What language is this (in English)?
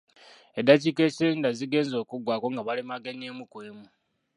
Ganda